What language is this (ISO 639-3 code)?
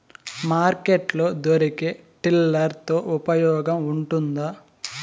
tel